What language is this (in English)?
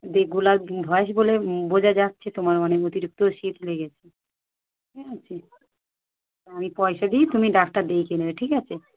Bangla